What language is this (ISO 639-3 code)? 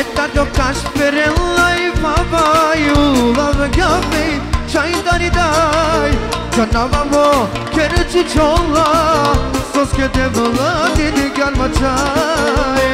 bul